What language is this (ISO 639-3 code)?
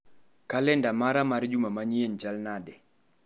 luo